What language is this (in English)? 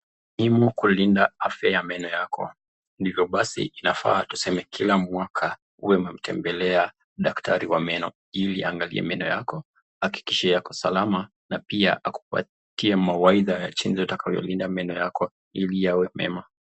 Swahili